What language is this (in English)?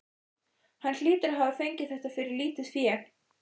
Icelandic